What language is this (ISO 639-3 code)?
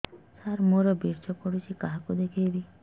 ori